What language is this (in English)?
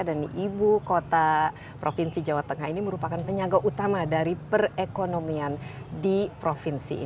Indonesian